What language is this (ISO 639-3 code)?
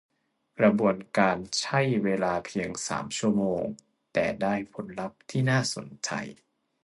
tha